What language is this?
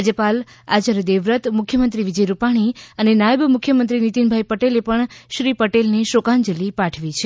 Gujarati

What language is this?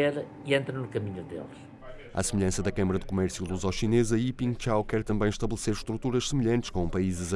Portuguese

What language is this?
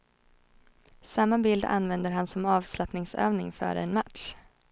Swedish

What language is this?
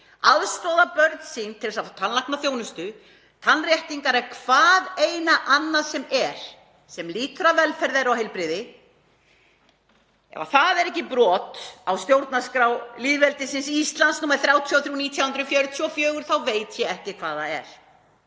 Icelandic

